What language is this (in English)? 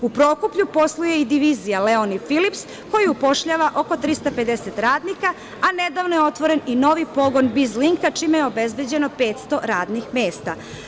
Serbian